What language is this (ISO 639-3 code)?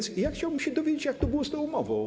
pol